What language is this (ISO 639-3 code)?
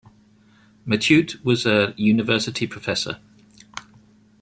eng